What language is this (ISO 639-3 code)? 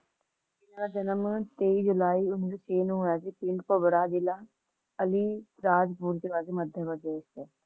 pan